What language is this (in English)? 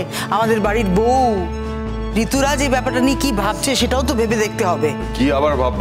Bangla